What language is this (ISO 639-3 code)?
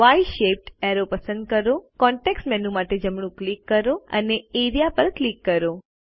guj